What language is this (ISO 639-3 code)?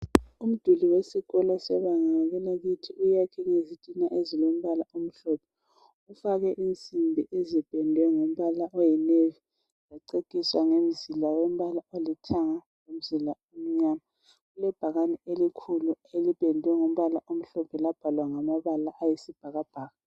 nde